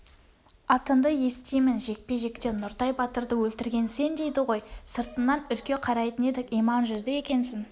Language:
Kazakh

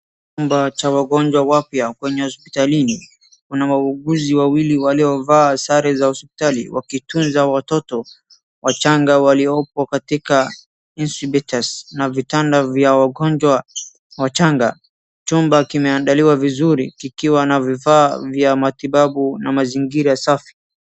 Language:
Swahili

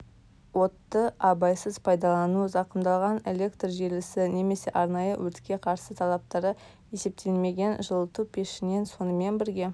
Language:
Kazakh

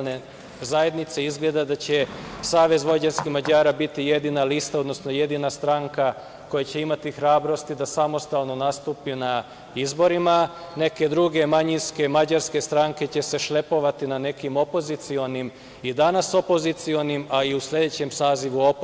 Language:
Serbian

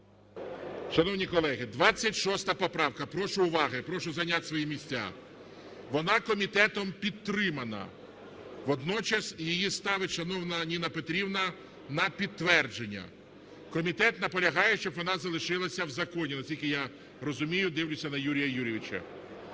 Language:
Ukrainian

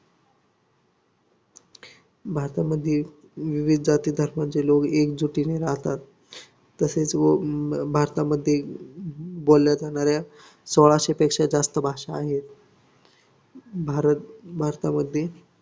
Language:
Marathi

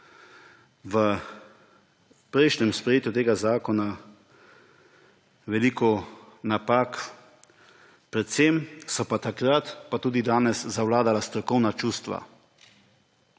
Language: Slovenian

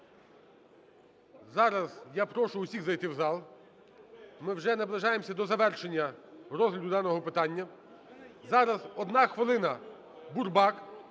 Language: Ukrainian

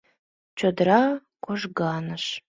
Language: Mari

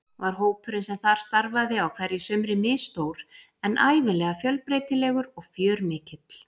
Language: Icelandic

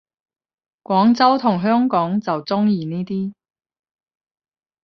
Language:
Cantonese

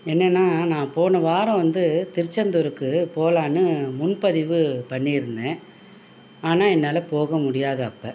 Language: Tamil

